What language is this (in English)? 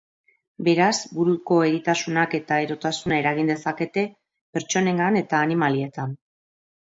Basque